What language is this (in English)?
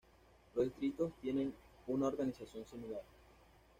Spanish